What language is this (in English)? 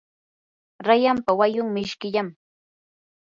Yanahuanca Pasco Quechua